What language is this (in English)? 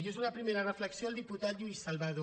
Catalan